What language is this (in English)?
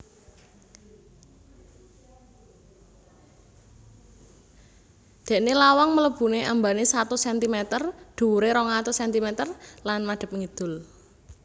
Javanese